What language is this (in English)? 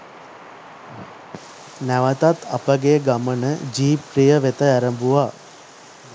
Sinhala